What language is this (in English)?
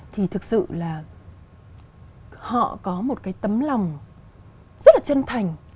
Vietnamese